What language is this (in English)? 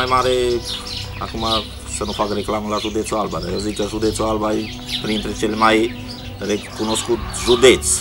Romanian